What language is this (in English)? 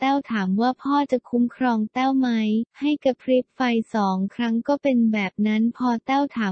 Thai